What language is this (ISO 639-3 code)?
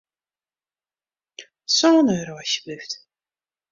fry